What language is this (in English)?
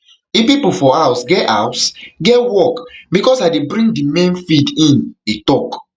Nigerian Pidgin